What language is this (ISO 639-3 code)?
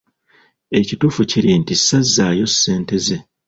lug